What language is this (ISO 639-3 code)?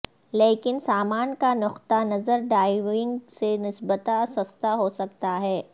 urd